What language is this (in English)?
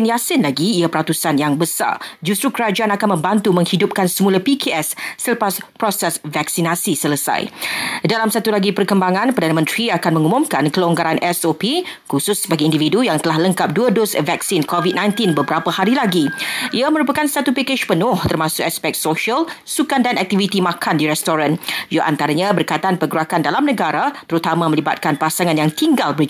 Malay